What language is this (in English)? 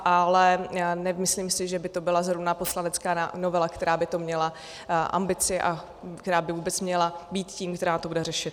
Czech